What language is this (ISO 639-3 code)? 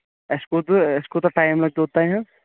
kas